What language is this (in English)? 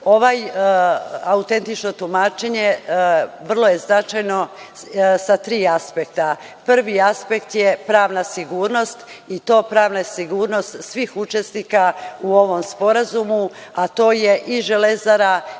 Serbian